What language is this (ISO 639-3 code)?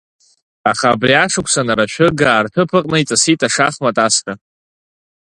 abk